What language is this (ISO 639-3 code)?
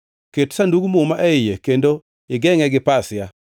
luo